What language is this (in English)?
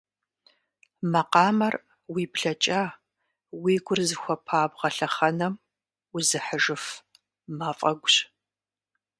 Kabardian